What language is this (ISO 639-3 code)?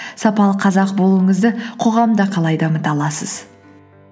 kaz